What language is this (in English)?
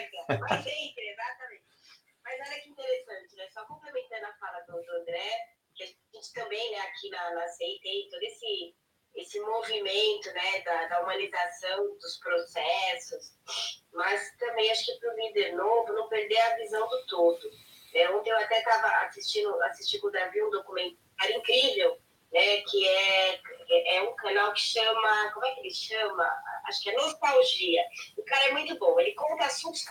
Portuguese